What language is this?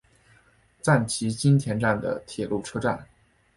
Chinese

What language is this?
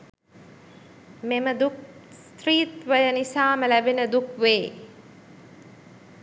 Sinhala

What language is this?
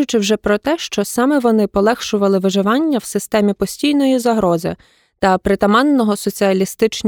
Ukrainian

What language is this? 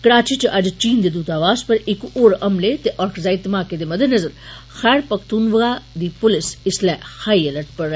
Dogri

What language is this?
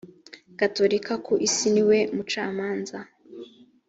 Kinyarwanda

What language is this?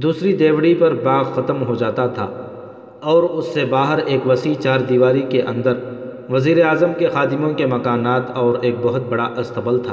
Urdu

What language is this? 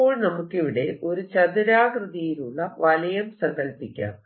Malayalam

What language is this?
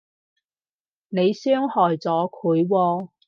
Cantonese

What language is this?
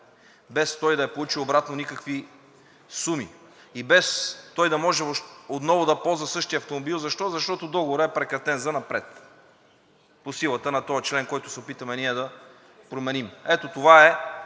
Bulgarian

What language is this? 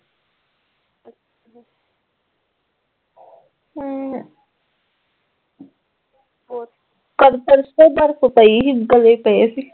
Punjabi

